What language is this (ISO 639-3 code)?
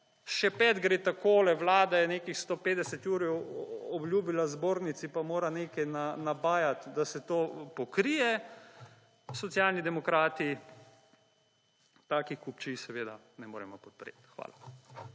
slv